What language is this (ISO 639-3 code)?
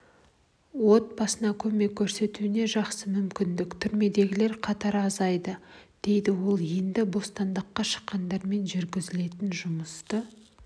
kaz